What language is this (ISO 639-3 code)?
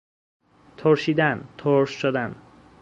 fas